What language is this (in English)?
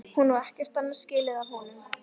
Icelandic